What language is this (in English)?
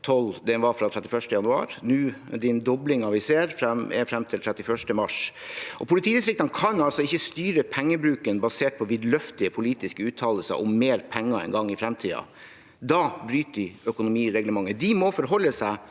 Norwegian